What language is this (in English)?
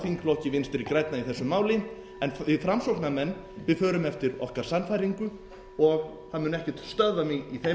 Icelandic